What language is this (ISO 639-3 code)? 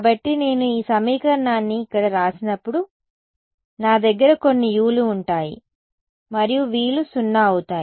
tel